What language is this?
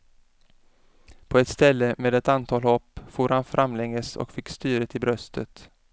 Swedish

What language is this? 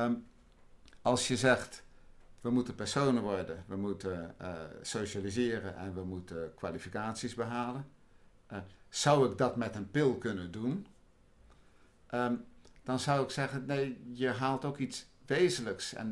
Dutch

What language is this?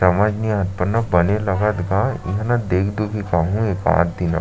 Chhattisgarhi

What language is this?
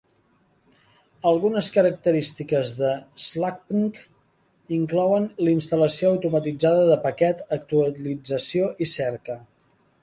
Catalan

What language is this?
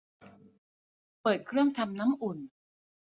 Thai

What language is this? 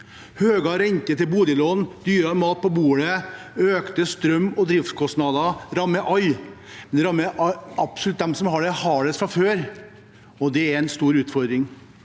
Norwegian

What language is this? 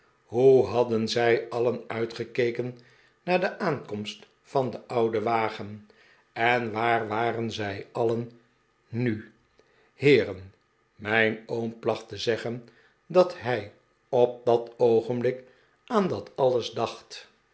Dutch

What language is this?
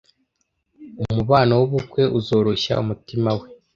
Kinyarwanda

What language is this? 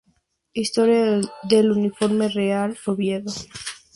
Spanish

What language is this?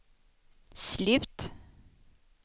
Swedish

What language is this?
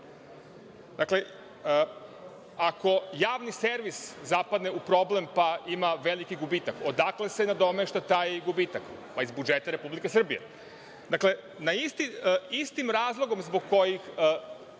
Serbian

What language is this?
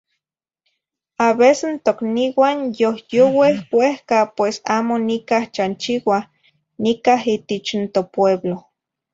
Zacatlán-Ahuacatlán-Tepetzintla Nahuatl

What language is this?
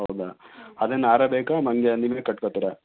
Kannada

